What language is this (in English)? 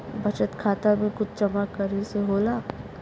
Bhojpuri